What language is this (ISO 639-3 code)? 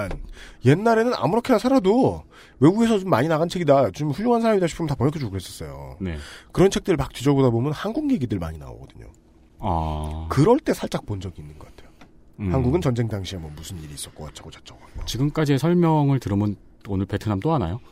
kor